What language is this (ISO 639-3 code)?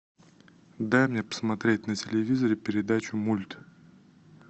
rus